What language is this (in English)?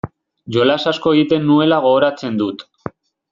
Basque